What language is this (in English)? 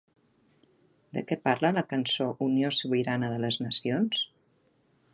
Catalan